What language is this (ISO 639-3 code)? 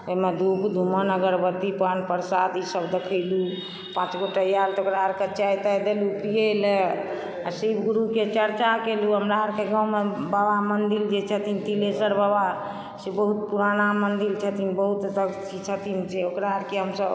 mai